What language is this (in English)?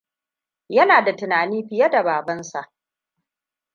Hausa